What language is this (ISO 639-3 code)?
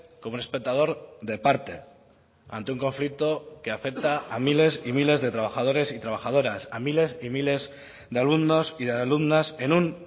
spa